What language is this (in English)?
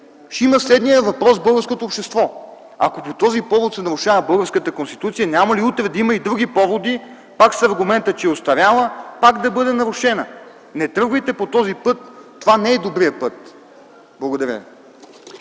Bulgarian